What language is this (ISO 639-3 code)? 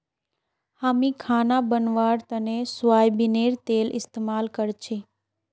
mag